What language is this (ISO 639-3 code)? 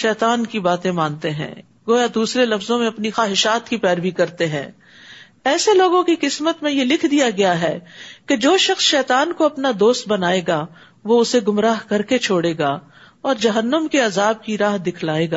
urd